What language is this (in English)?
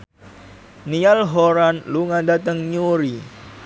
Javanese